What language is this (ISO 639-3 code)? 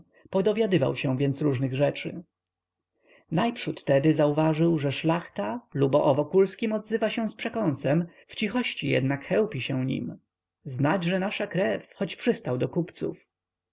pol